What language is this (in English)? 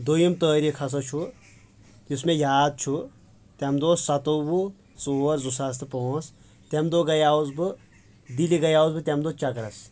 Kashmiri